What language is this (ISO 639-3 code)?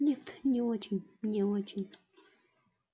rus